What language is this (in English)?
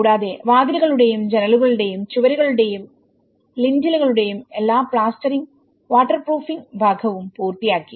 Malayalam